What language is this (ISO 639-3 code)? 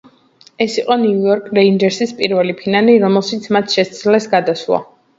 kat